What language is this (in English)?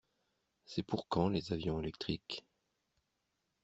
French